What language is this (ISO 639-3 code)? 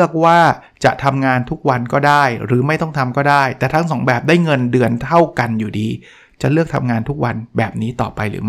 tha